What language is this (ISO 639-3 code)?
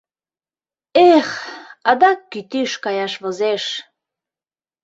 chm